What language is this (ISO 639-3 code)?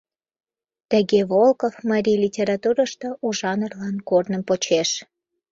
chm